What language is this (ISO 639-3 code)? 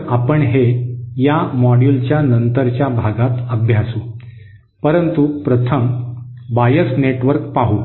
mar